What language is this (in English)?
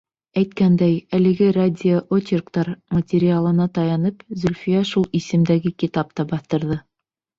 Bashkir